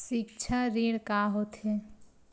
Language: Chhattisgarhi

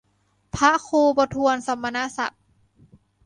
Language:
Thai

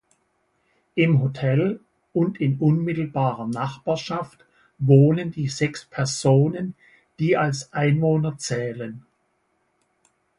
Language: German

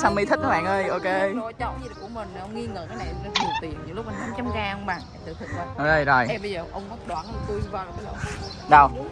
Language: Vietnamese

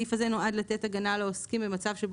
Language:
Hebrew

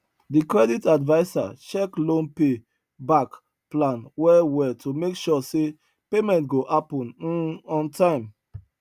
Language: Nigerian Pidgin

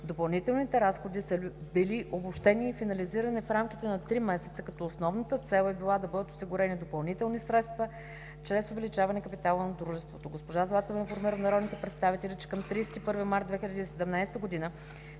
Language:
Bulgarian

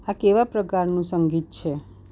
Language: Gujarati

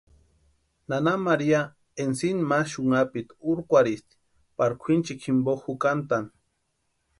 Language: Western Highland Purepecha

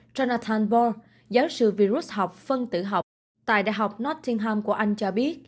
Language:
Vietnamese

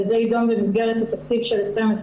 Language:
Hebrew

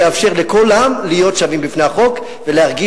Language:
Hebrew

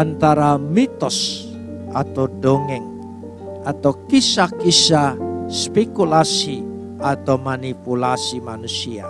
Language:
Indonesian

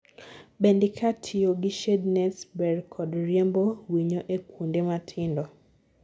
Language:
Luo (Kenya and Tanzania)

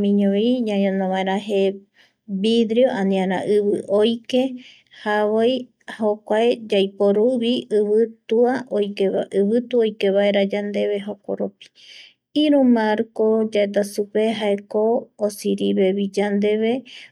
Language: Eastern Bolivian Guaraní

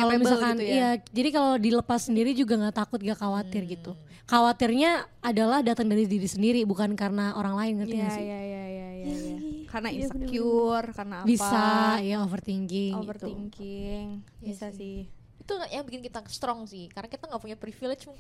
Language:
Indonesian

